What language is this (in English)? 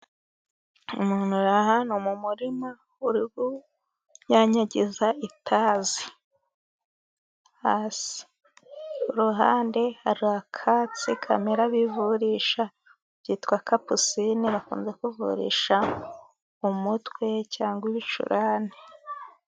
Kinyarwanda